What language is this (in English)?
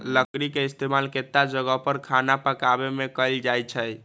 Magahi